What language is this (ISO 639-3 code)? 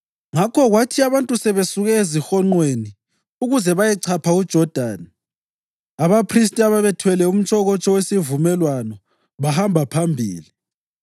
nde